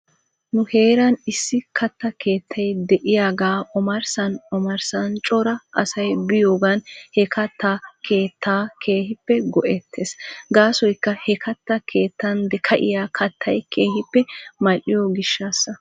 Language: Wolaytta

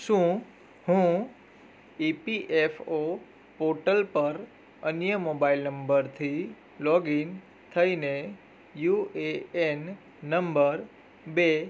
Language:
Gujarati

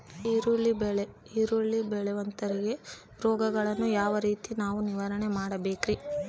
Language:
Kannada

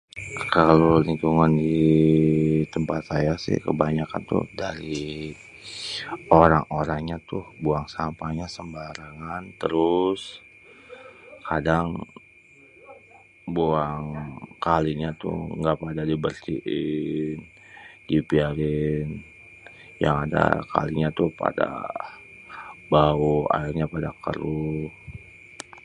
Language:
Betawi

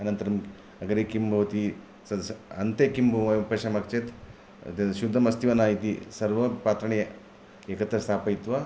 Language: Sanskrit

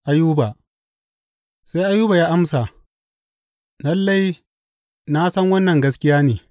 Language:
Hausa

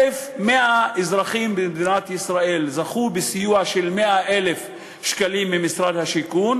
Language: Hebrew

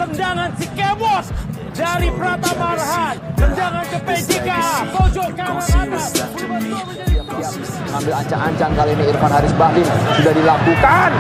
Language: Indonesian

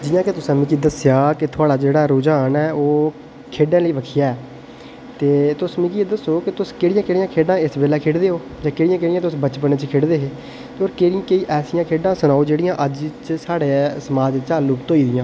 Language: Dogri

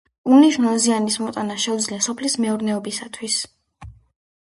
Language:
Georgian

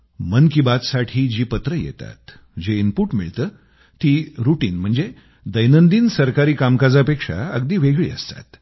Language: Marathi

